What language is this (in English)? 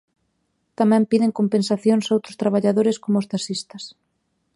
Galician